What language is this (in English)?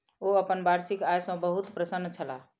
Maithili